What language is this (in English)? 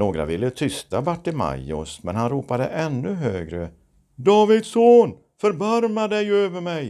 Swedish